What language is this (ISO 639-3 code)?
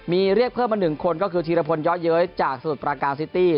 tha